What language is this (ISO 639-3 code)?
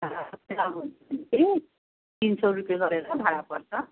nep